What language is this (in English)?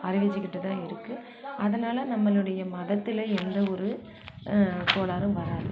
Tamil